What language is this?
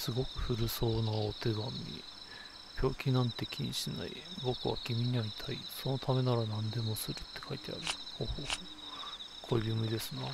Japanese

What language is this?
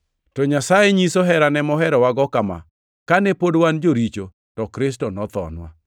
Luo (Kenya and Tanzania)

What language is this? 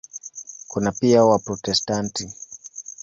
Swahili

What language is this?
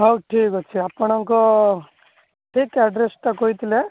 Odia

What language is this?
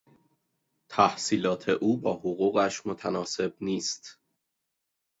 Persian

